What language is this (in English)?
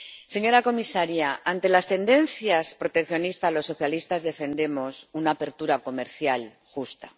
Spanish